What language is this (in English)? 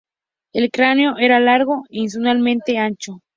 Spanish